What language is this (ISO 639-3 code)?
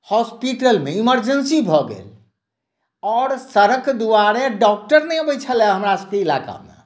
mai